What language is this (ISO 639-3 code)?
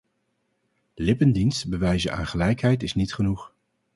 nld